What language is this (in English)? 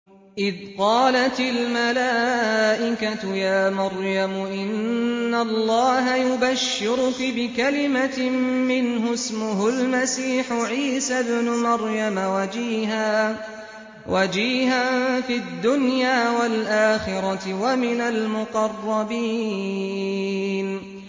Arabic